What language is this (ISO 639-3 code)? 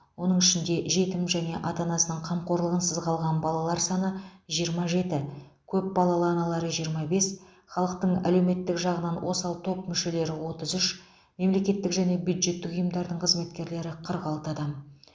kaz